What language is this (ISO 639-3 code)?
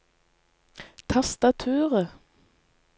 nor